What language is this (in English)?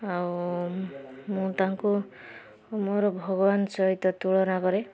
Odia